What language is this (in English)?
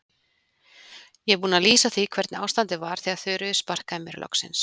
Icelandic